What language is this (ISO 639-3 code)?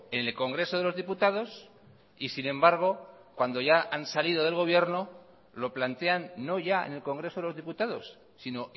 spa